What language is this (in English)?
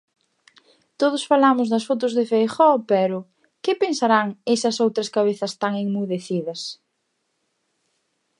Galician